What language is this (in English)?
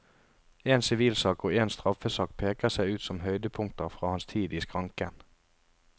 Norwegian